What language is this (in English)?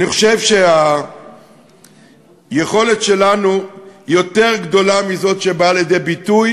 Hebrew